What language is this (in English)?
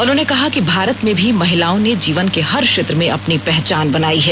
Hindi